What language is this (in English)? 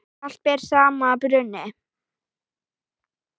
Icelandic